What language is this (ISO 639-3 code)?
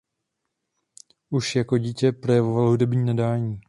ces